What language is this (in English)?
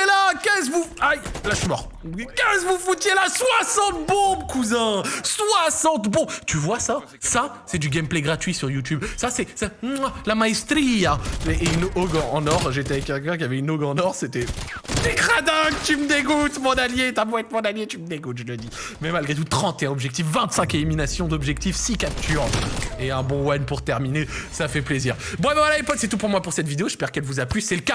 French